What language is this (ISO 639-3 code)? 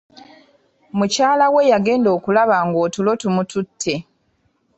lug